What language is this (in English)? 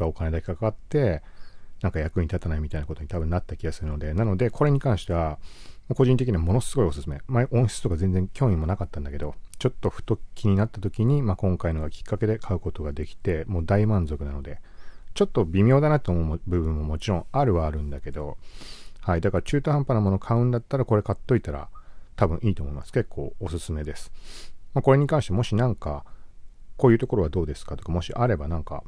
Japanese